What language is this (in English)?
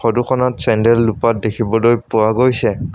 Assamese